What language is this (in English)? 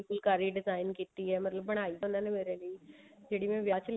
Punjabi